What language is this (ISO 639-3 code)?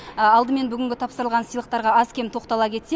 kaz